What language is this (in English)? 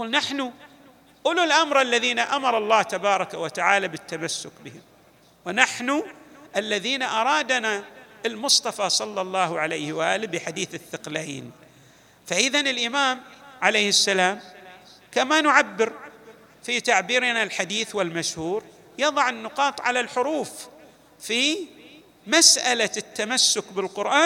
Arabic